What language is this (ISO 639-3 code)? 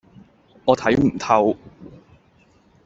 yue